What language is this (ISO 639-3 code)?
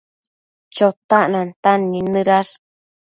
mcf